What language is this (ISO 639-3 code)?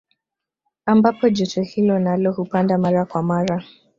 swa